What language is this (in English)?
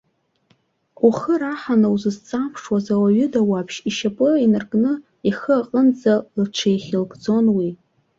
Abkhazian